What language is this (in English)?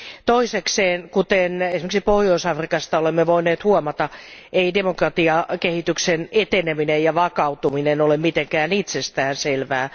Finnish